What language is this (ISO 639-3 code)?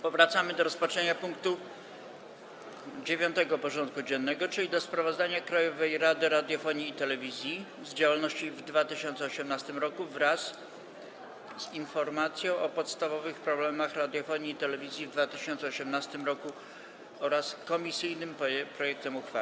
pol